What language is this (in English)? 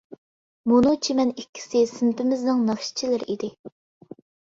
Uyghur